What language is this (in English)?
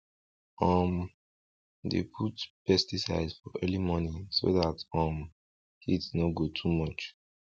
Nigerian Pidgin